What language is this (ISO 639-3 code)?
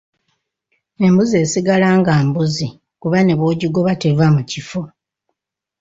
lug